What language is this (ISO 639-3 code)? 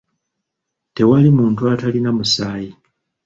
lug